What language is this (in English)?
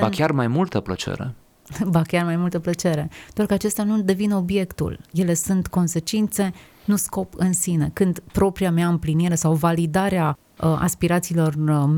Romanian